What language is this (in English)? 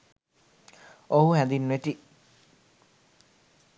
Sinhala